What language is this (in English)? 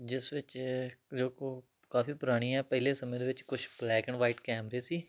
Punjabi